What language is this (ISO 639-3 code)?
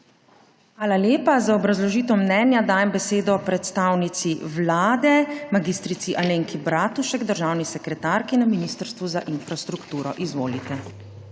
slv